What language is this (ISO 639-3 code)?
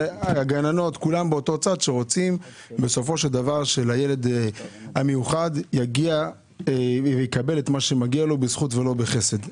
heb